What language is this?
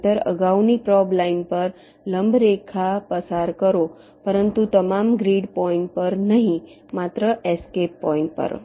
Gujarati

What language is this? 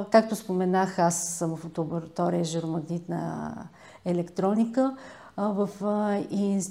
Bulgarian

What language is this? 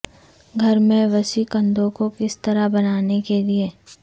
Urdu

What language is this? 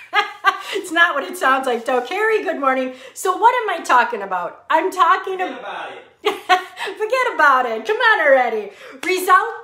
English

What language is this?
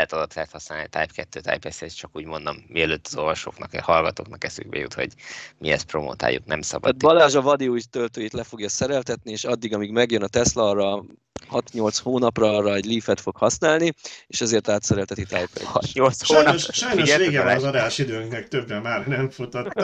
Hungarian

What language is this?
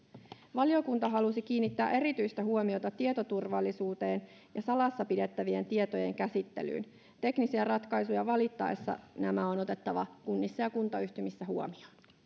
Finnish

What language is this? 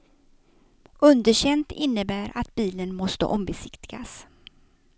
Swedish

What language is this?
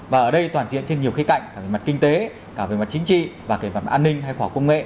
Vietnamese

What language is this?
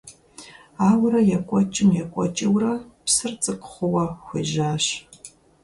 Kabardian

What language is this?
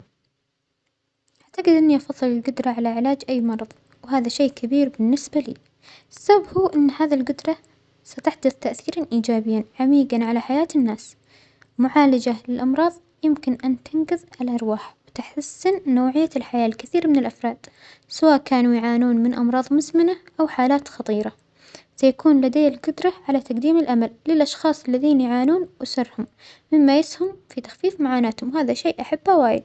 Omani Arabic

